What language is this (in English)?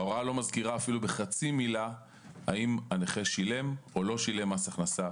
Hebrew